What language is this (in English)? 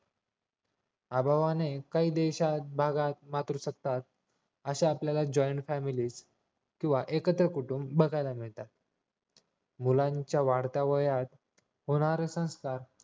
Marathi